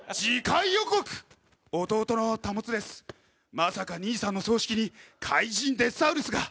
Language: Japanese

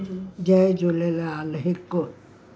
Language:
Sindhi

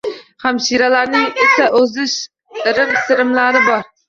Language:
Uzbek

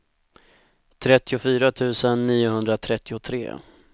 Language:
Swedish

